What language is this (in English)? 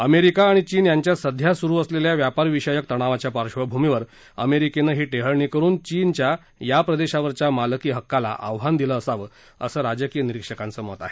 Marathi